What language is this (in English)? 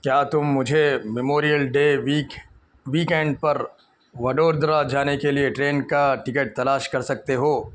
Urdu